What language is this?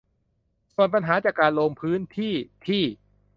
Thai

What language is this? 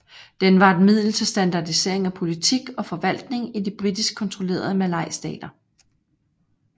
Danish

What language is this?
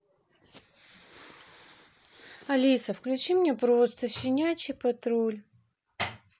Russian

